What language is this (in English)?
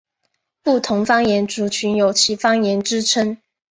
Chinese